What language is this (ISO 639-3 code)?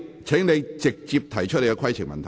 yue